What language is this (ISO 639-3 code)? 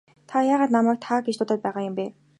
mon